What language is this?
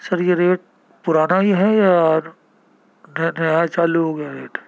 Urdu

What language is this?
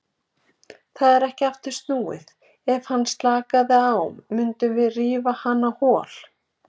Icelandic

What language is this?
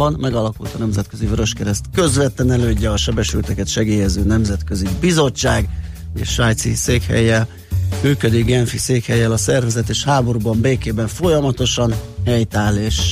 Hungarian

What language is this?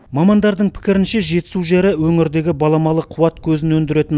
Kazakh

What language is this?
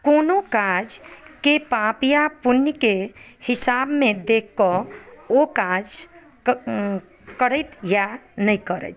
Maithili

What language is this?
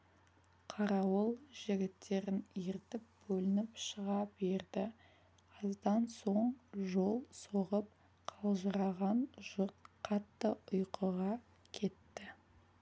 Kazakh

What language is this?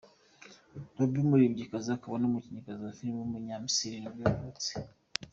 Kinyarwanda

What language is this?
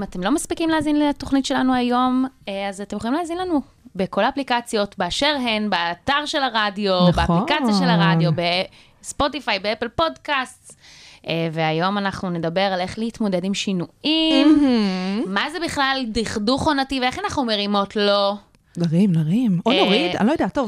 Hebrew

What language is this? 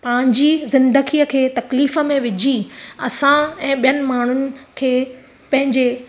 Sindhi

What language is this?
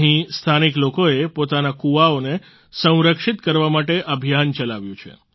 Gujarati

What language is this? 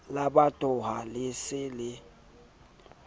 Southern Sotho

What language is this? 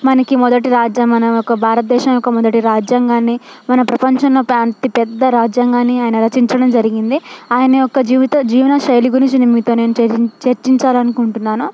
Telugu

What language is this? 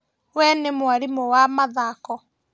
Kikuyu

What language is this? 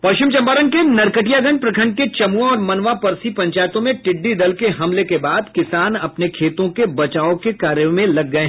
Hindi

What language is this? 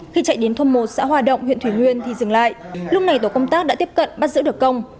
Vietnamese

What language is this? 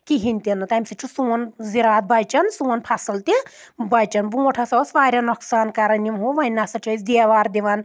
Kashmiri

